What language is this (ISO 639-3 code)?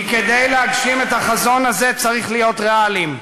heb